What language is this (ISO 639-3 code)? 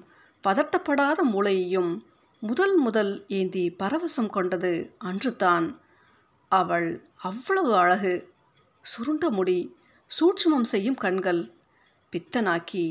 tam